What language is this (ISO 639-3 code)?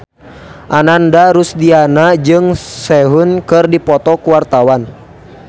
sun